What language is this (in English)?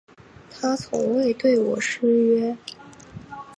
Chinese